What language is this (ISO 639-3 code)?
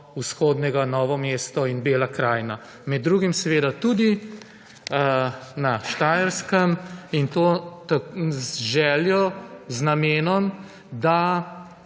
slv